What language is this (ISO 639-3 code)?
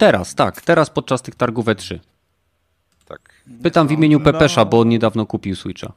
pol